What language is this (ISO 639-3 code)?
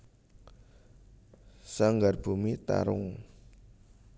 jav